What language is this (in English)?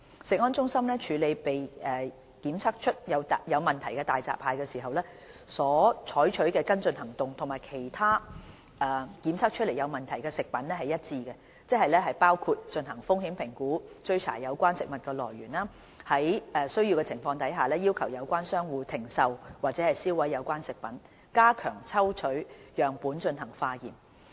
Cantonese